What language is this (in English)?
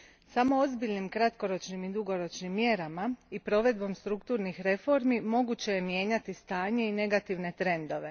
Croatian